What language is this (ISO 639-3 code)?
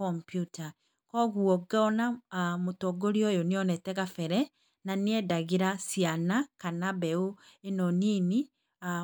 kik